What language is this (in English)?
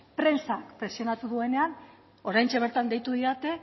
Basque